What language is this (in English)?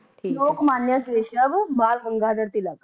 Punjabi